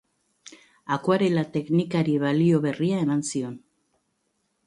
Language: Basque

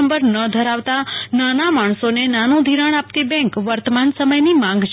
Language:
Gujarati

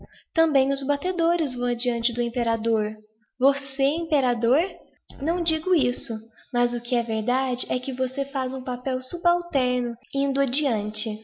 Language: Portuguese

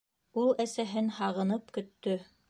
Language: Bashkir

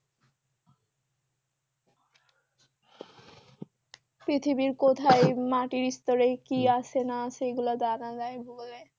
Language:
Bangla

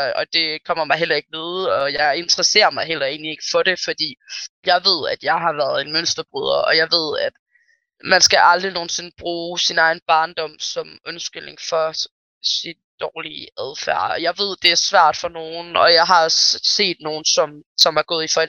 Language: Danish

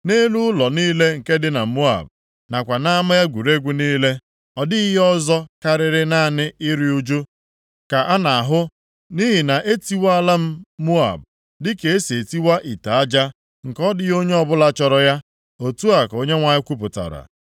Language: Igbo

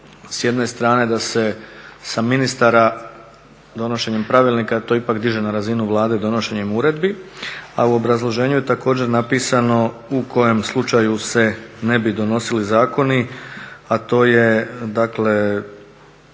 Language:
Croatian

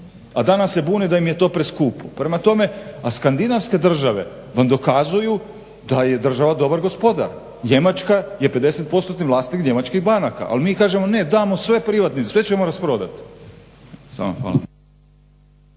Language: Croatian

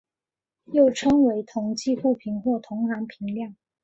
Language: Chinese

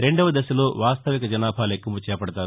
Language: Telugu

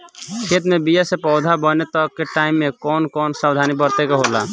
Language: Bhojpuri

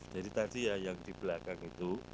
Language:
Indonesian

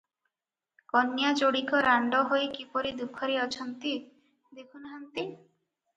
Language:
Odia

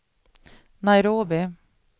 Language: Swedish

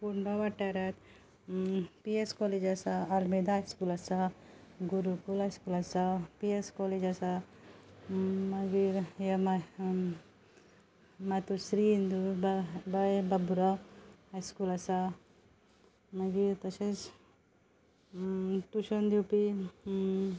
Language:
Konkani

